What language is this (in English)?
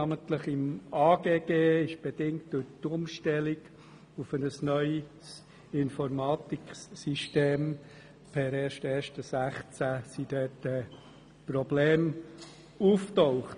Swiss German